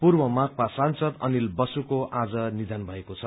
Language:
Nepali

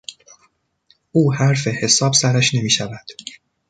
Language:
Persian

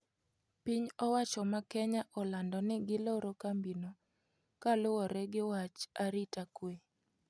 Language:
Luo (Kenya and Tanzania)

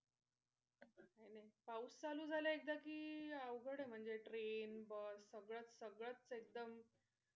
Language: Marathi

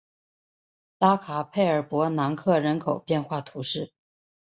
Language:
Chinese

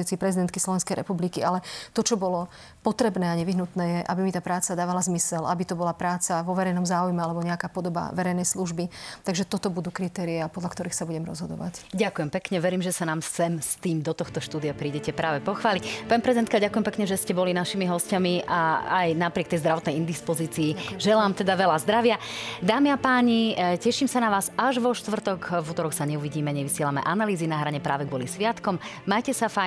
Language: Slovak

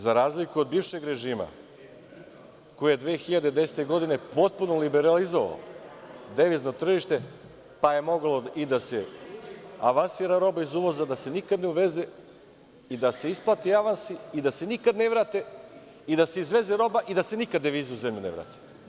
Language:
Serbian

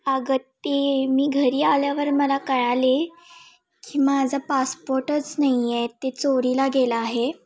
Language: Marathi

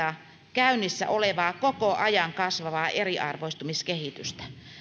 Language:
Finnish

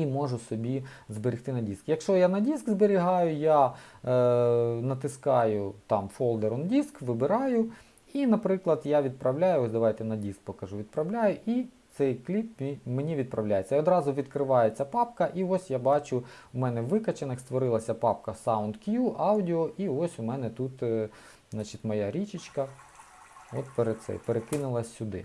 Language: Ukrainian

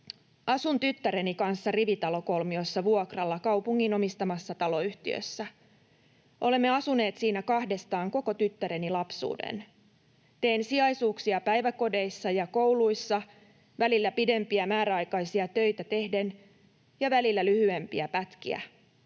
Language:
Finnish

